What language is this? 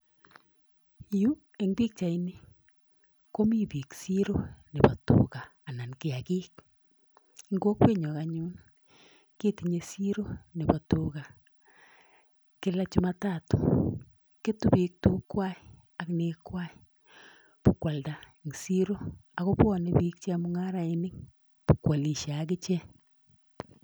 Kalenjin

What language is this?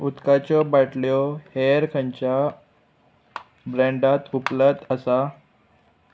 Konkani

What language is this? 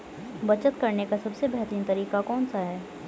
Hindi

